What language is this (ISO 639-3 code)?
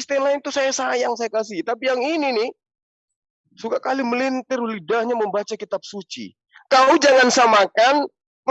ind